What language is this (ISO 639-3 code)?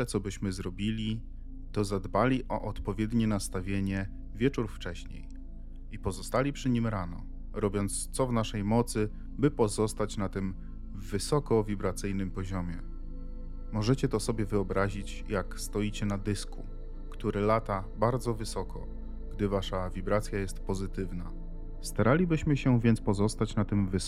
pol